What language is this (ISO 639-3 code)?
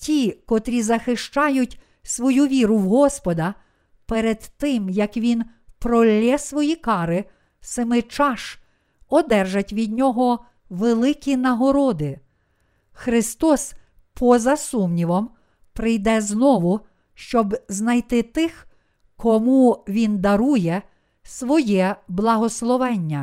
ukr